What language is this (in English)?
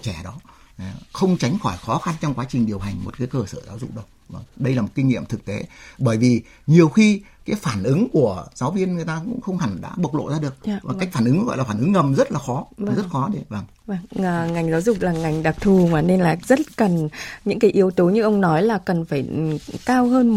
Vietnamese